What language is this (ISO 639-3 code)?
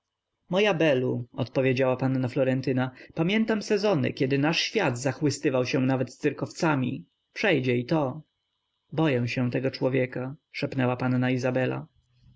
pol